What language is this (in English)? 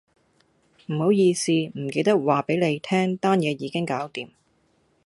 Cantonese